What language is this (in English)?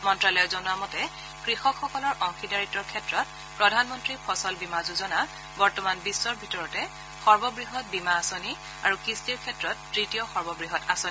Assamese